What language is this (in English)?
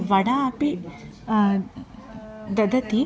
Sanskrit